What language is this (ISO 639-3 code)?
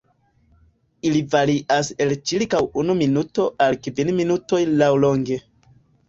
epo